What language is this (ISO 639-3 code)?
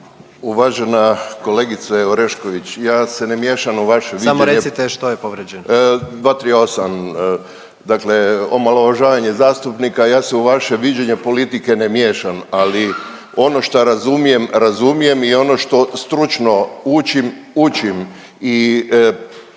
hrv